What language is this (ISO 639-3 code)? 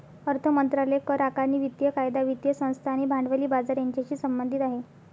mar